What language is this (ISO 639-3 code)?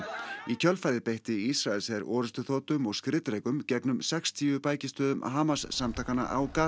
isl